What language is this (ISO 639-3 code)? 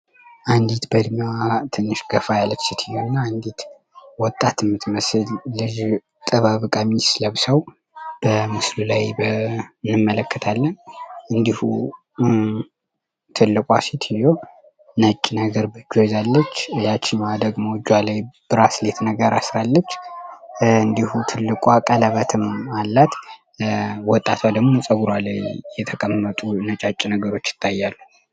amh